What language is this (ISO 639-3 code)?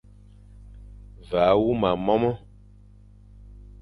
fan